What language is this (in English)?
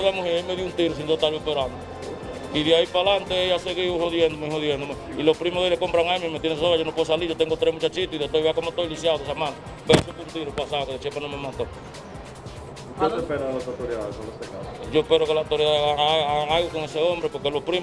Spanish